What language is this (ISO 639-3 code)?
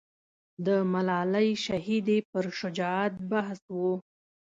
pus